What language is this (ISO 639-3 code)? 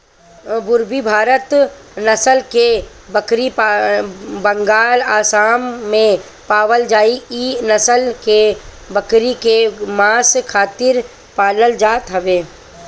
bho